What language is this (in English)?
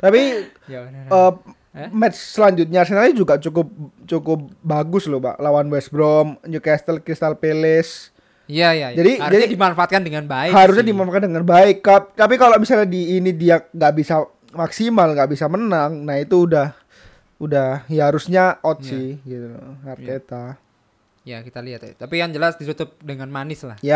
Indonesian